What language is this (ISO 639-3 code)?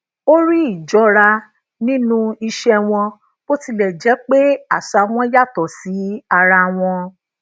yor